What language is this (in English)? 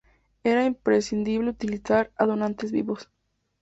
Spanish